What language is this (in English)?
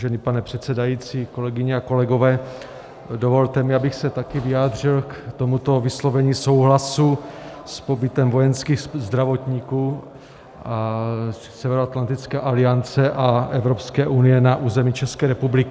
Czech